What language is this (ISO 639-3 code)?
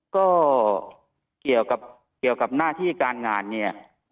tha